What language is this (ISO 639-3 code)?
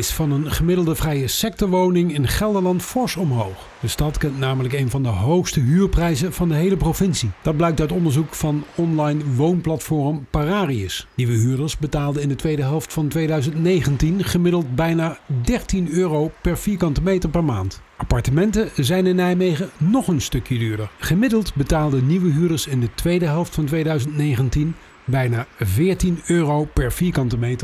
nld